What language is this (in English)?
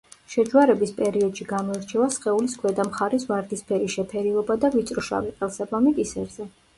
Georgian